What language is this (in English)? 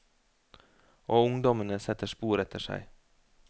Norwegian